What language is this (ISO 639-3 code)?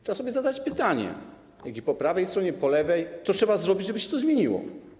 pol